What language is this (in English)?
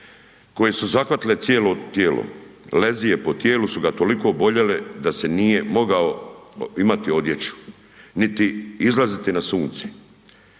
Croatian